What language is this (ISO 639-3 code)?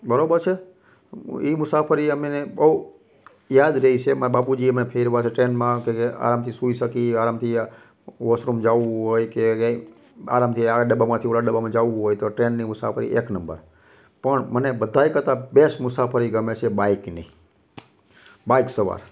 guj